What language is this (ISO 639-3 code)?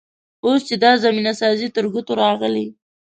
pus